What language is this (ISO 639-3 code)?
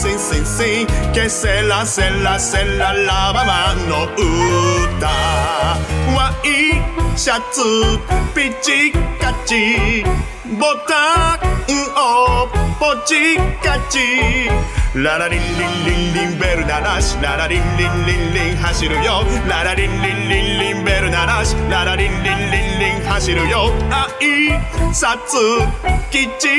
jpn